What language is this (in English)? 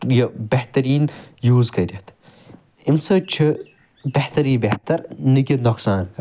Kashmiri